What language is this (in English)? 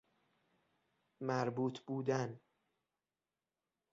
Persian